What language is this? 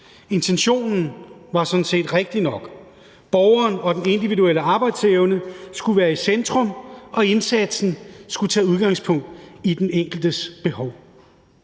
Danish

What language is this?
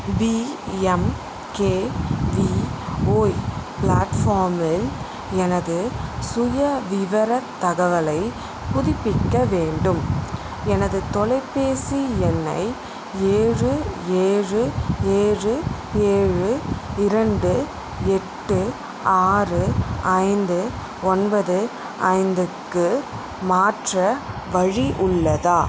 Tamil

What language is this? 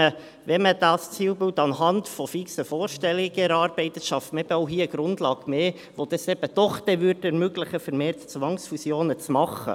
Swiss German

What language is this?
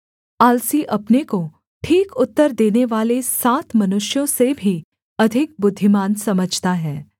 Hindi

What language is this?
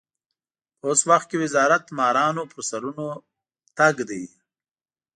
Pashto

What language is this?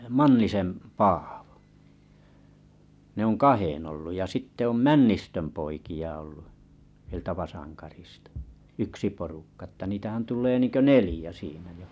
Finnish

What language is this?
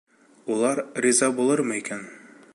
Bashkir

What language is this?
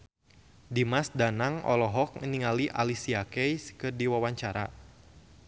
Sundanese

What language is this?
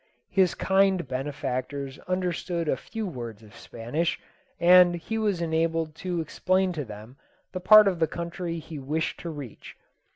English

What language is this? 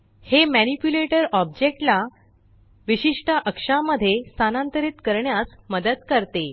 Marathi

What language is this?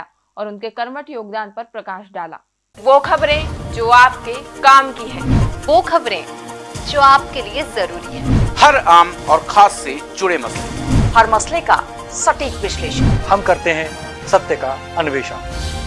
Hindi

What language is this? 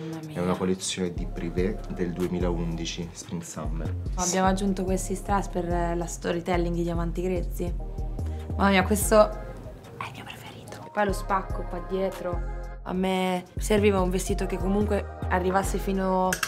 Italian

